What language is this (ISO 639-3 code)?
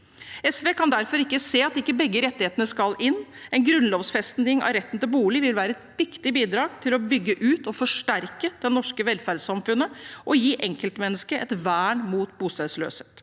nor